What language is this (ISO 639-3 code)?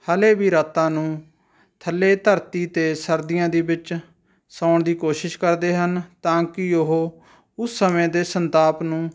pan